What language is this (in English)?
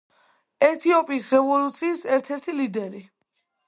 Georgian